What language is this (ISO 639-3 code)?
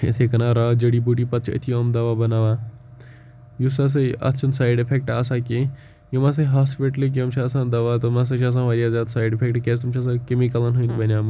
kas